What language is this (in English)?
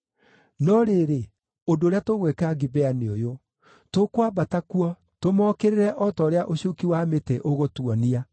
Kikuyu